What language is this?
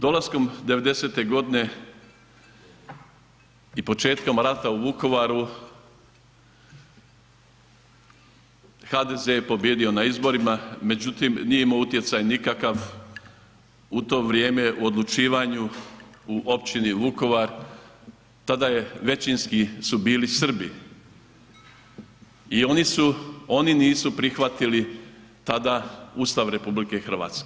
Croatian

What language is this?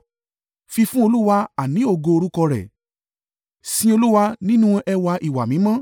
Yoruba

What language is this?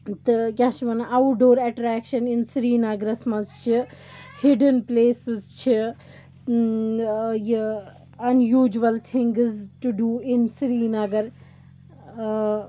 Kashmiri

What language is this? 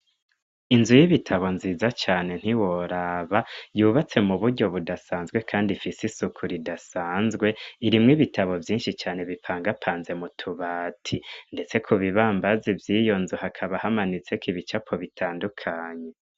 Rundi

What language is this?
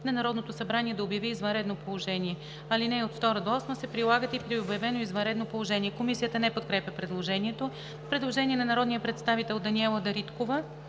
Bulgarian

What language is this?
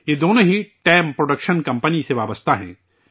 Urdu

